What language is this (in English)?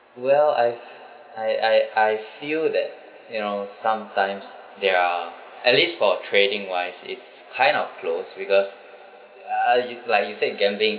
English